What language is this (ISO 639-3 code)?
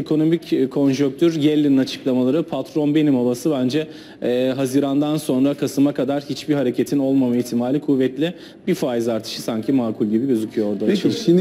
tur